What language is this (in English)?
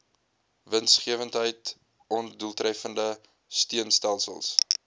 Afrikaans